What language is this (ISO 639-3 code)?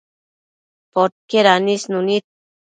mcf